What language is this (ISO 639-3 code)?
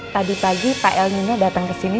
ind